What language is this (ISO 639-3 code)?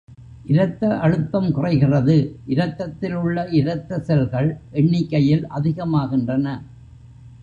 tam